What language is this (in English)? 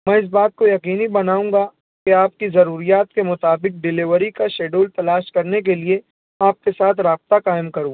Urdu